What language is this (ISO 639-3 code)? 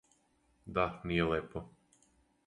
srp